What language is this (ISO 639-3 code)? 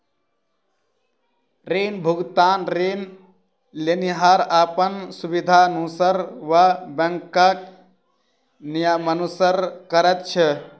mai